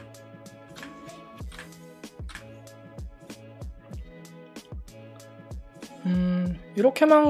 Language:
Korean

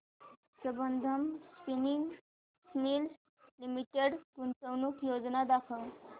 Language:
Marathi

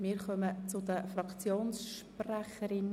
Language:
Swiss German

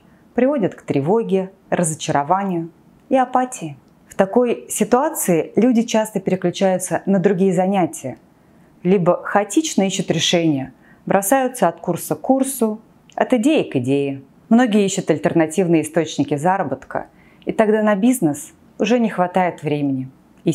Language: Russian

